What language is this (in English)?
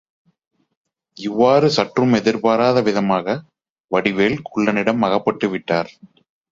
Tamil